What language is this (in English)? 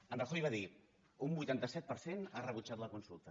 Catalan